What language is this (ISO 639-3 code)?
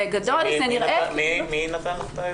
heb